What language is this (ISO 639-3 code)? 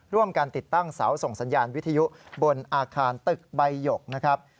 tha